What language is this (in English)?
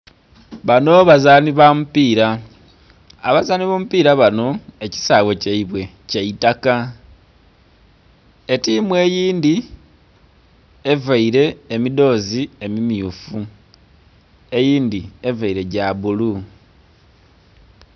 Soga